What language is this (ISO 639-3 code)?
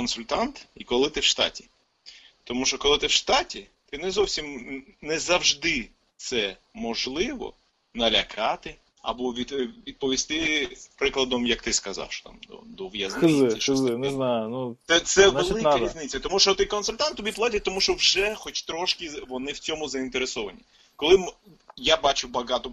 ukr